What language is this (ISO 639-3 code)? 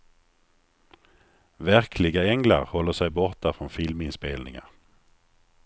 swe